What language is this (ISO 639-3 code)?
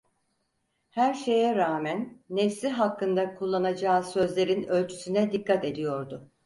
tur